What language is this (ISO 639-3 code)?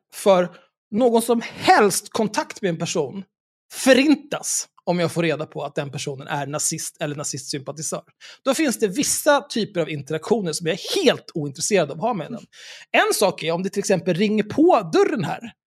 swe